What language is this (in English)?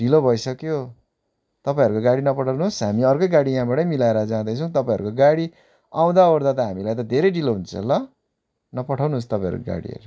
Nepali